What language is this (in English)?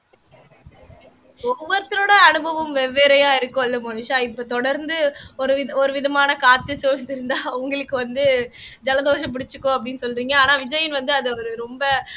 Tamil